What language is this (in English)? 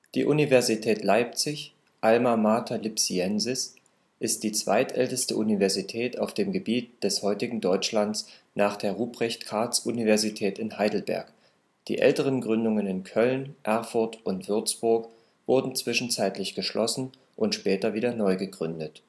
German